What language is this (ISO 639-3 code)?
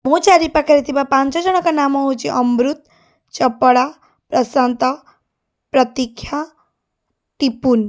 ori